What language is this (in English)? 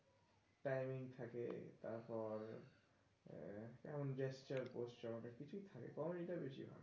Bangla